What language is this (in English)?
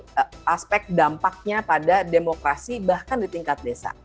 Indonesian